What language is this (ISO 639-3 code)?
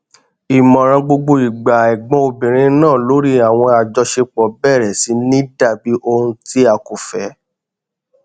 yor